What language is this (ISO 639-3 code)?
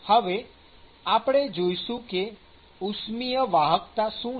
guj